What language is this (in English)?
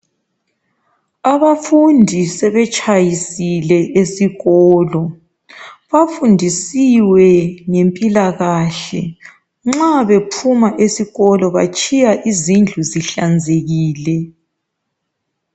North Ndebele